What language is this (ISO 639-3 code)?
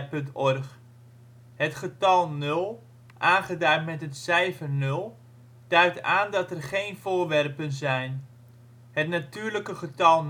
nld